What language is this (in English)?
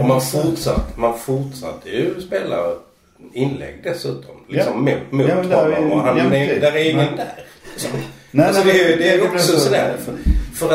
Swedish